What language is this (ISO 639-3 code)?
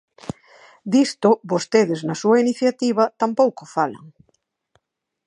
glg